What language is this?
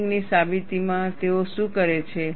Gujarati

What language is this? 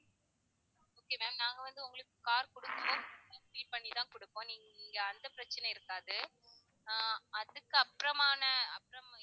Tamil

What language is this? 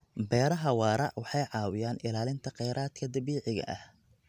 Somali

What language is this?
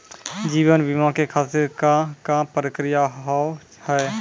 Maithili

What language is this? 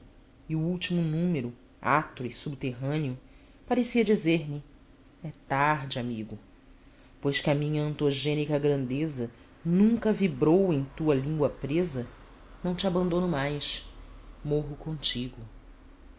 Portuguese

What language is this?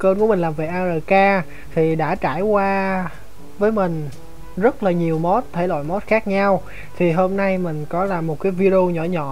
Vietnamese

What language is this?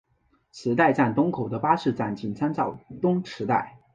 Chinese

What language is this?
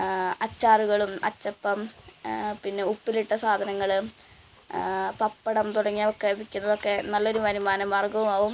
Malayalam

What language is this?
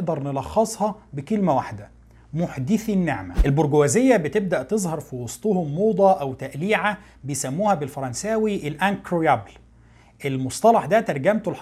Arabic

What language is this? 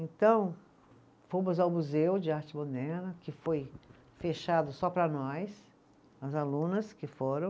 Portuguese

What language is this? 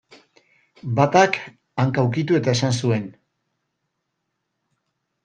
Basque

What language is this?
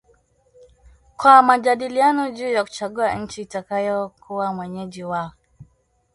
Swahili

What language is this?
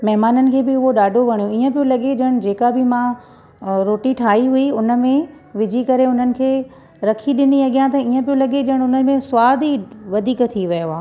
Sindhi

